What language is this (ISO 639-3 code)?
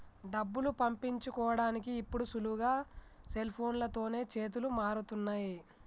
tel